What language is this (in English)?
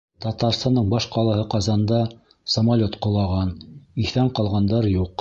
Bashkir